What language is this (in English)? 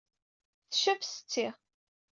Kabyle